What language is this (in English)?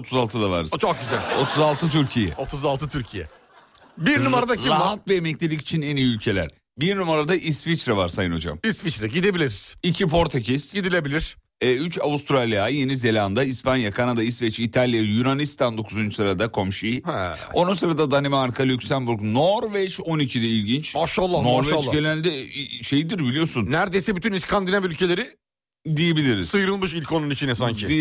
Turkish